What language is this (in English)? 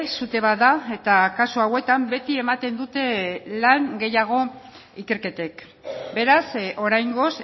Basque